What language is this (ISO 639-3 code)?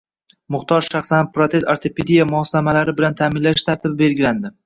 uzb